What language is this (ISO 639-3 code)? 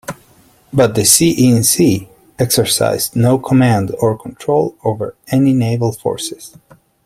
eng